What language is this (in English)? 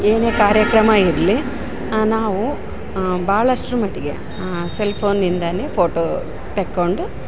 Kannada